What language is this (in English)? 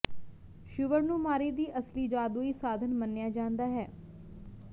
Punjabi